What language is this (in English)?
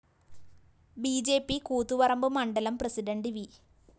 Malayalam